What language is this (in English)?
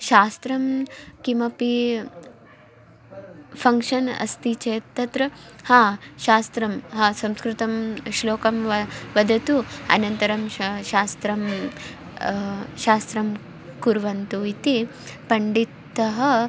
Sanskrit